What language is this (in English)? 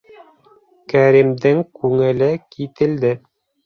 Bashkir